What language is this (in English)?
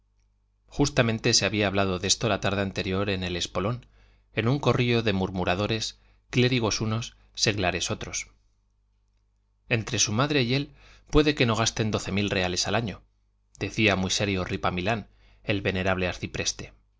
Spanish